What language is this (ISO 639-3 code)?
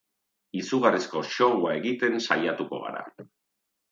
eus